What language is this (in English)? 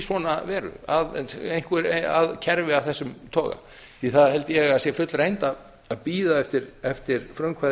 Icelandic